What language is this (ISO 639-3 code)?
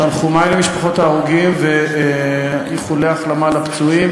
heb